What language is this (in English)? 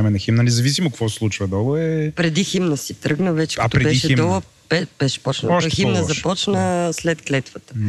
Bulgarian